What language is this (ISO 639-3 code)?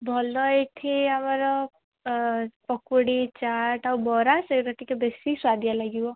ori